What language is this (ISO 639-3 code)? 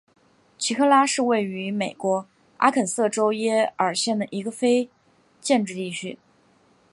zho